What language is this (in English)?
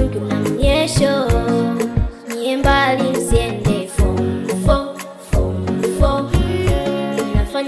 English